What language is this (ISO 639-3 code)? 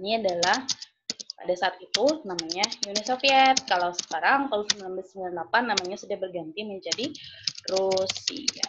ind